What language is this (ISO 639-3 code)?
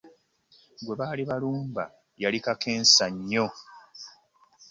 lug